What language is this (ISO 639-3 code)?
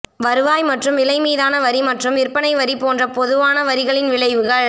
tam